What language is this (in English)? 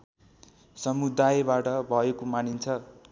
Nepali